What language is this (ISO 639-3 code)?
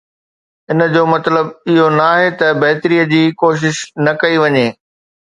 snd